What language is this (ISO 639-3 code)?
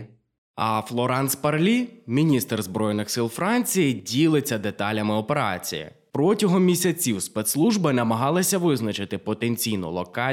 ukr